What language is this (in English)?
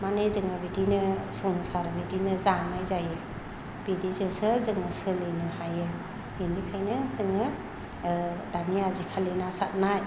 Bodo